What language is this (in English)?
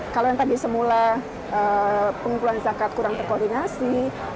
Indonesian